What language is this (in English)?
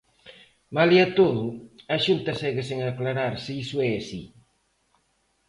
Galician